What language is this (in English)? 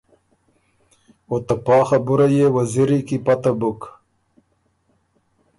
Ormuri